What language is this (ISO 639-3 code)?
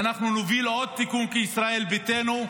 heb